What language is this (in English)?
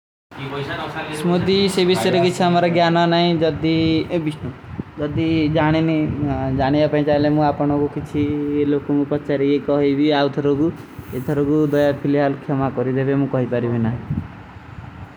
Kui (India)